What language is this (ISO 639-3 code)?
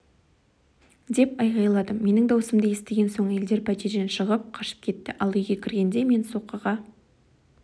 kaz